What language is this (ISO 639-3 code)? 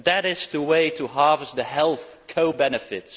eng